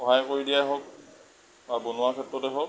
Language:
Assamese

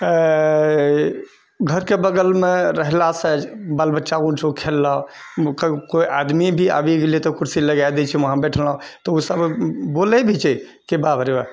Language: Maithili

